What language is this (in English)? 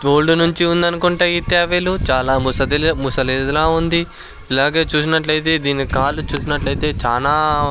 Telugu